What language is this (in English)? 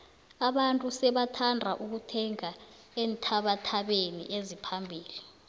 South Ndebele